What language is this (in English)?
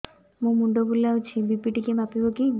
Odia